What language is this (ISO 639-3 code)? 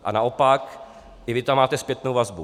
ces